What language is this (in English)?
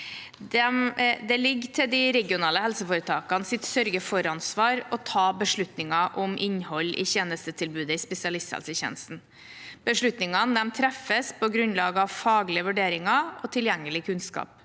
Norwegian